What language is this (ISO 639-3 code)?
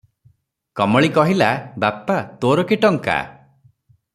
ori